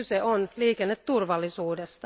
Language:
Finnish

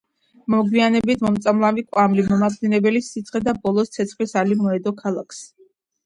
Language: Georgian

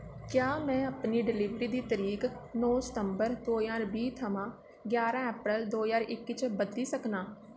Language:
Dogri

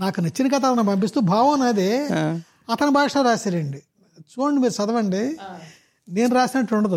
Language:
Telugu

